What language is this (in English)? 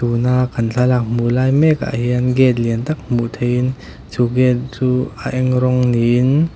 Mizo